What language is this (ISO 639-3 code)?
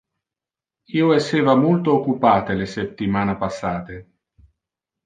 ina